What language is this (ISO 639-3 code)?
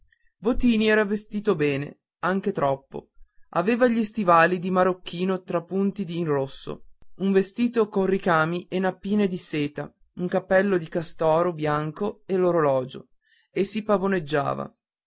ita